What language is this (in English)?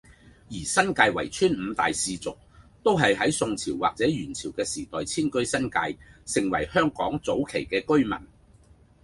Cantonese